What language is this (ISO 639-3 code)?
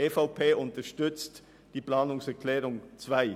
gsw